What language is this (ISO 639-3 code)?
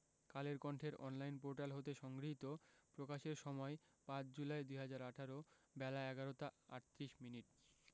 ben